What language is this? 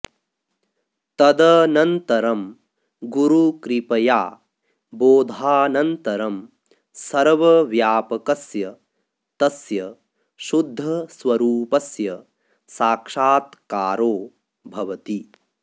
Sanskrit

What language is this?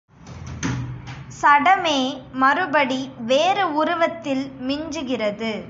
Tamil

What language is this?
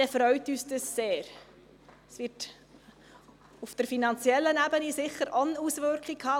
Swiss German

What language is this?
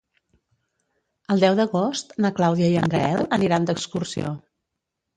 Catalan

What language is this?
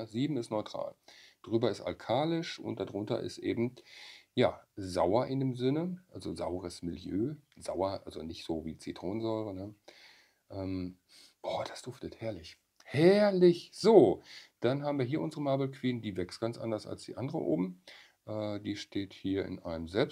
German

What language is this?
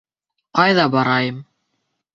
Bashkir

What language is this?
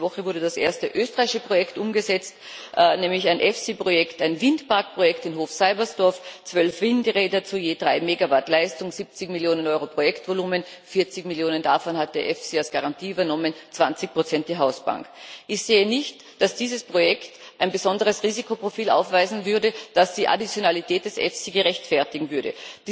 German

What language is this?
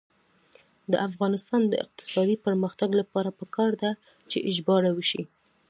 Pashto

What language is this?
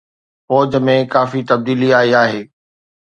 Sindhi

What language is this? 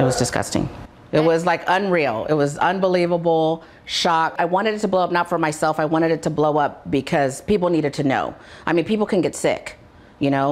English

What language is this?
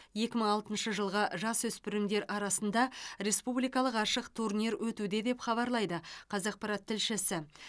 Kazakh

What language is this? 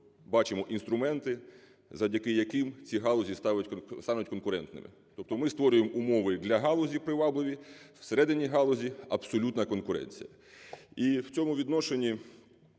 Ukrainian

